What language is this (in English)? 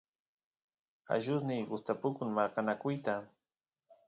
Santiago del Estero Quichua